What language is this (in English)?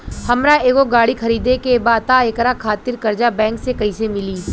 Bhojpuri